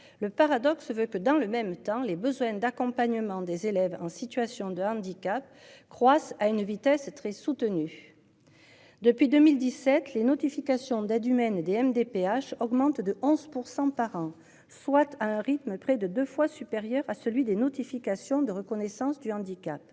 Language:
French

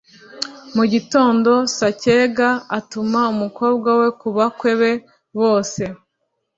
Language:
Kinyarwanda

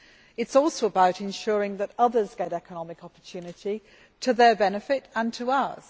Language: English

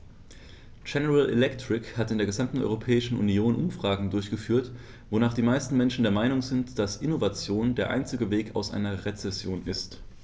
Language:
German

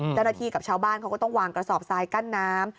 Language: Thai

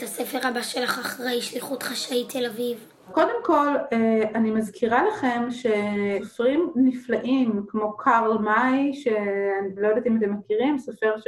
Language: Hebrew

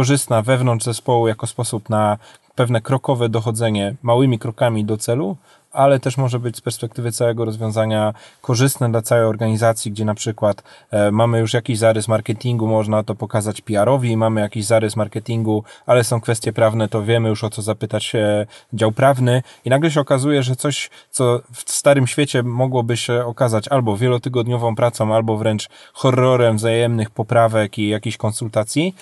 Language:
Polish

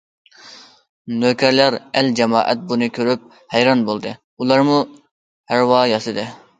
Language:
Uyghur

